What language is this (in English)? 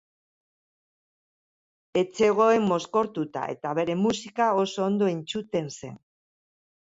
Basque